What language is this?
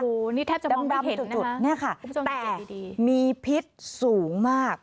Thai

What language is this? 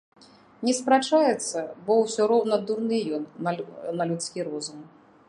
Belarusian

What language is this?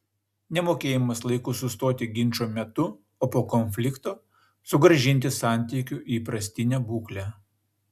Lithuanian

